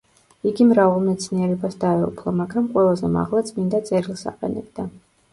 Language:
Georgian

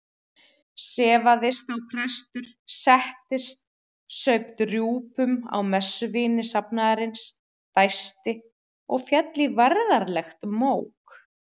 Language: Icelandic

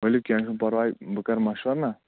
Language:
Kashmiri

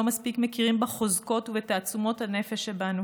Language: Hebrew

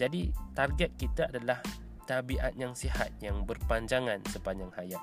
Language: Malay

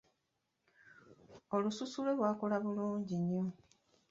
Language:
Ganda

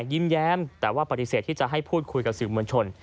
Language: Thai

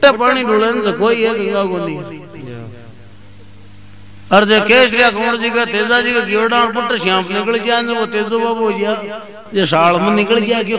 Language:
Hindi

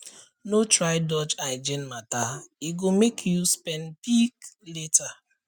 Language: Nigerian Pidgin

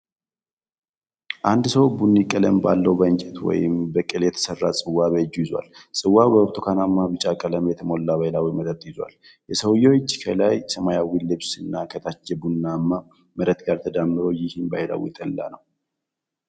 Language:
Amharic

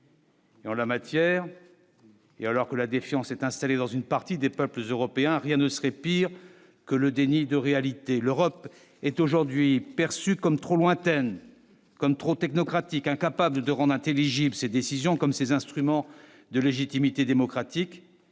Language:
French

